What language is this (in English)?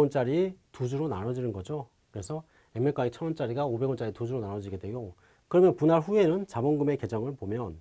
Korean